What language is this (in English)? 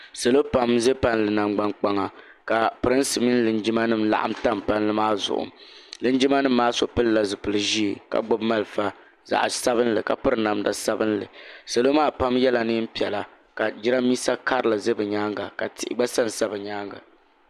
Dagbani